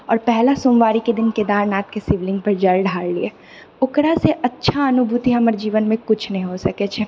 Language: Maithili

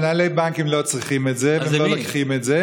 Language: Hebrew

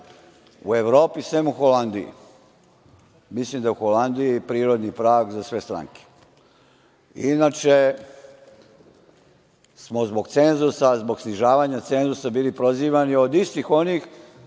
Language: Serbian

